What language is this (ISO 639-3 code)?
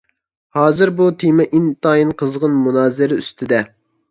uig